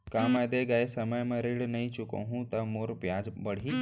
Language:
Chhattisgarhi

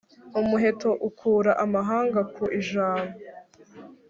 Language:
Kinyarwanda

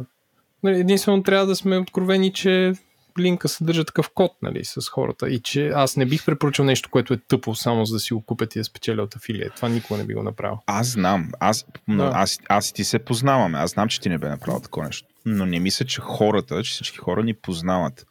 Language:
Bulgarian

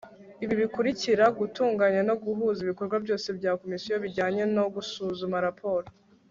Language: Kinyarwanda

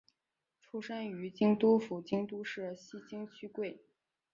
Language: Chinese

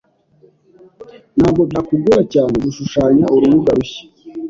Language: Kinyarwanda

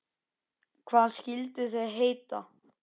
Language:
Icelandic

